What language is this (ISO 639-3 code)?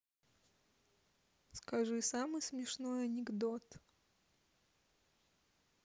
rus